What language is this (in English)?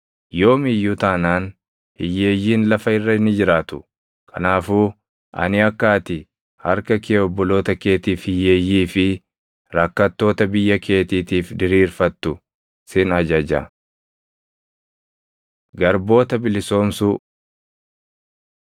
Oromo